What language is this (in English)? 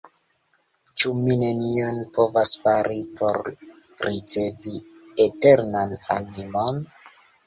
Esperanto